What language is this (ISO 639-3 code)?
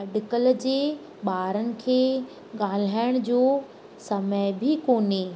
snd